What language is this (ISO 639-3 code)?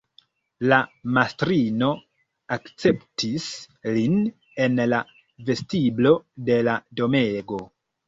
epo